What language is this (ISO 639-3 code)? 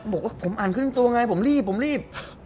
tha